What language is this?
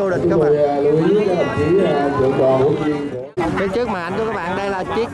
Vietnamese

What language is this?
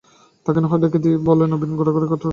Bangla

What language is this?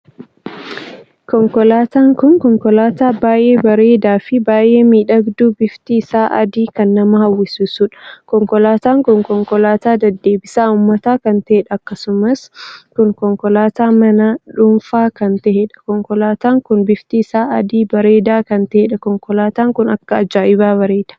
Oromo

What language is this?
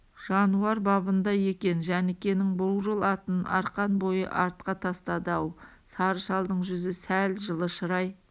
Kazakh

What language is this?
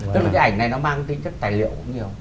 Vietnamese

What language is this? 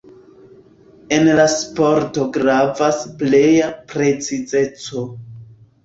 Esperanto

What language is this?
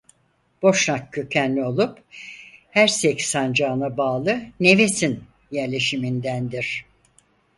Turkish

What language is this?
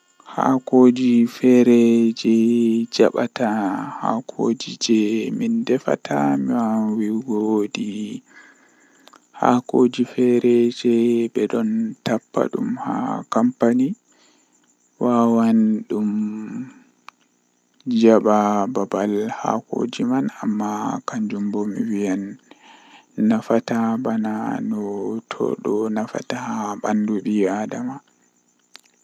Western Niger Fulfulde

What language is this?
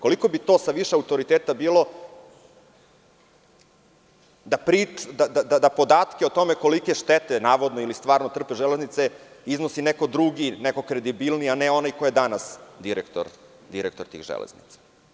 Serbian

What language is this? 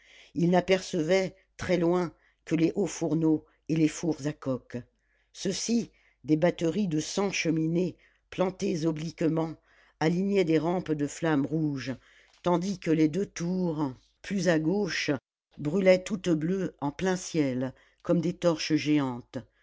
French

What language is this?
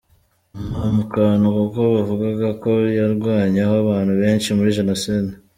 Kinyarwanda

